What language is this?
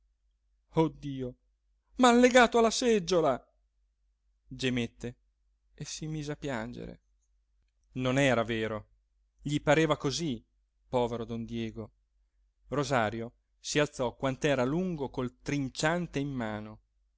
Italian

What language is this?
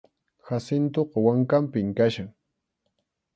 Arequipa-La Unión Quechua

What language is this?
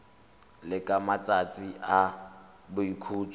Tswana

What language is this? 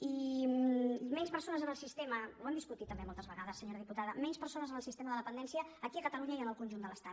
Catalan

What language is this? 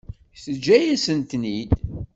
Kabyle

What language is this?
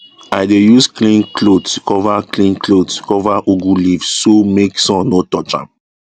Nigerian Pidgin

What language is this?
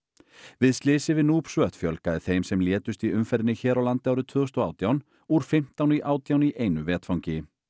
Icelandic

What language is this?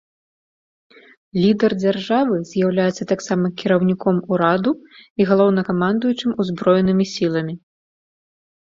Belarusian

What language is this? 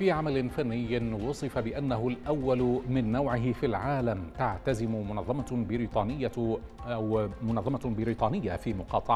Arabic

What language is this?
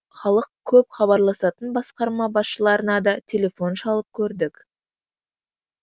Kazakh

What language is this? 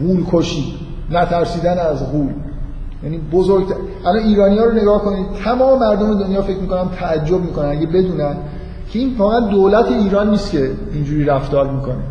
Persian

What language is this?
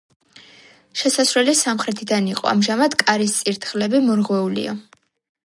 Georgian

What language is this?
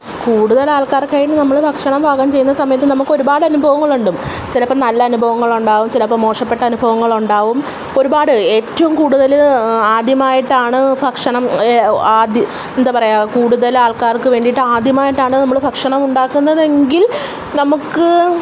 Malayalam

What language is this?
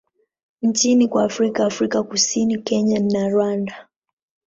Swahili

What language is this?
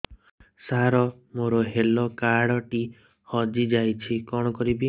Odia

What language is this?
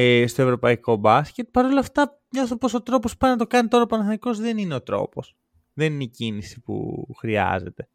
Greek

